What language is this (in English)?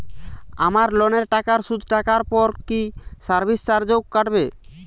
Bangla